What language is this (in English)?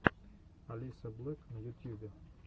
Russian